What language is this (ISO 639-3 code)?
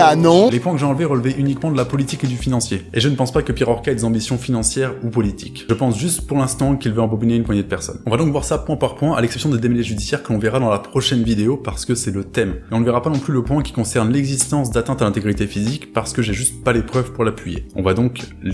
fra